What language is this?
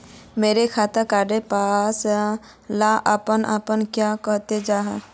Magahi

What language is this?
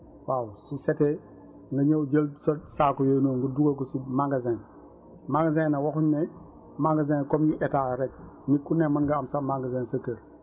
Wolof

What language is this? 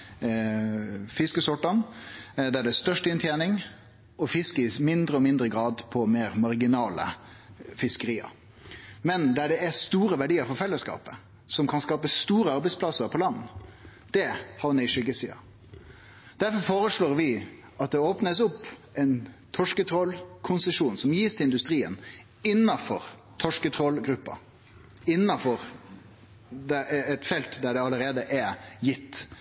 Norwegian Nynorsk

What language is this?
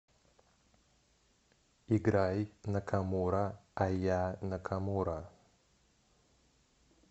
Russian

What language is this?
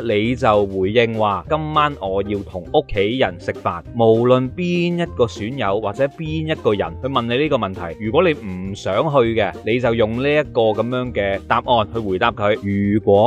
Chinese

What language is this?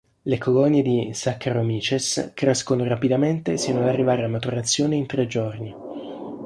Italian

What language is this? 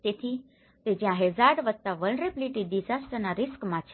Gujarati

